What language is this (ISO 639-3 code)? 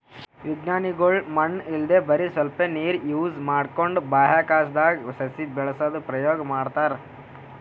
kan